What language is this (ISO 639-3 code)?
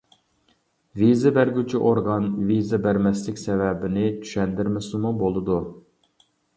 uig